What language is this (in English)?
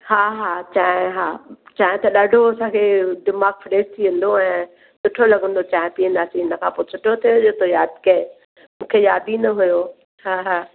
Sindhi